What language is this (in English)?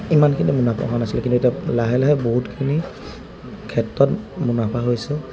Assamese